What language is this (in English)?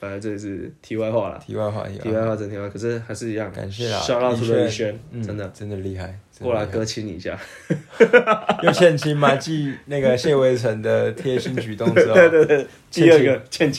Chinese